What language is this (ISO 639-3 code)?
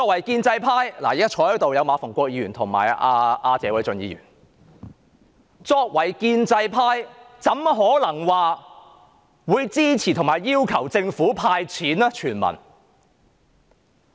yue